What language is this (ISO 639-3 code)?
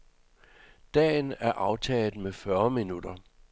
dan